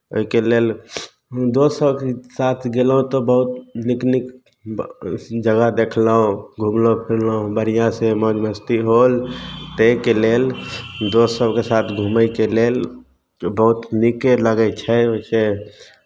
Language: Maithili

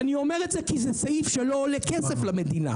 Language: Hebrew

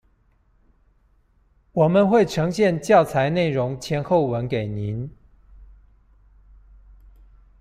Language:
Chinese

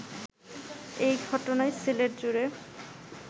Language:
Bangla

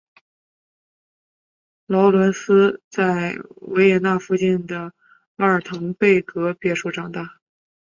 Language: Chinese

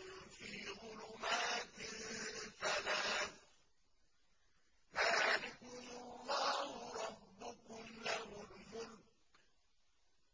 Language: Arabic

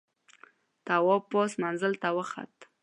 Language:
Pashto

